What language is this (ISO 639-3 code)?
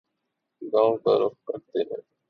urd